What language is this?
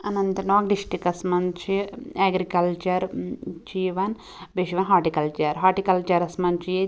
Kashmiri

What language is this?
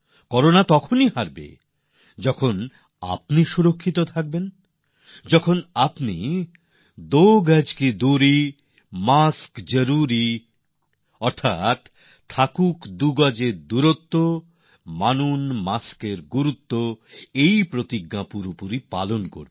Bangla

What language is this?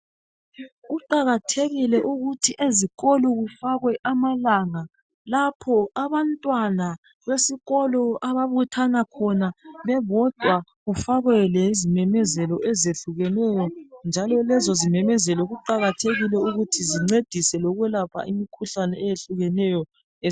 North Ndebele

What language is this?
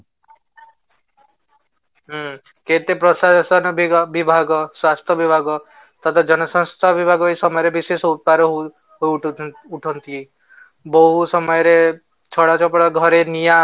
Odia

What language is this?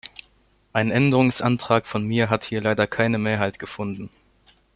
German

